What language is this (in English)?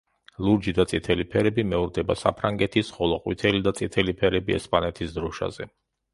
Georgian